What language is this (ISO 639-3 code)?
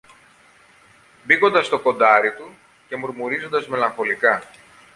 ell